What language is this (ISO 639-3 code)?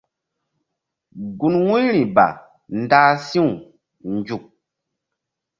mdd